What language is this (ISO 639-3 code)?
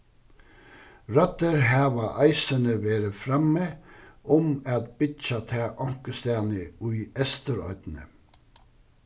fao